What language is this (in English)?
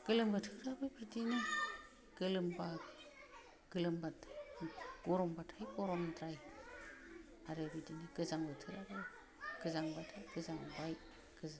Bodo